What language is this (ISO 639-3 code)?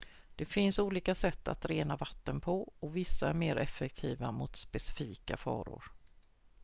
swe